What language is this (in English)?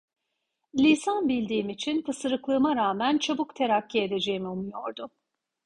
Turkish